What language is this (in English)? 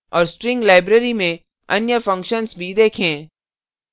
Hindi